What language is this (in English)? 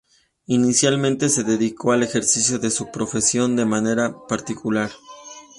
Spanish